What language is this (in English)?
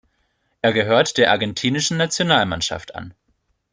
German